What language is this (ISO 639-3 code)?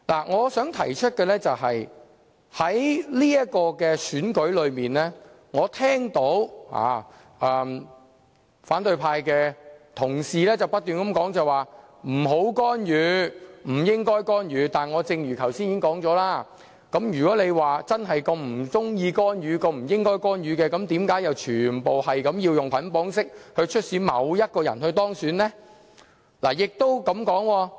yue